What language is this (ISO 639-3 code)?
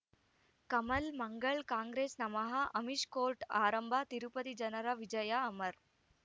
kan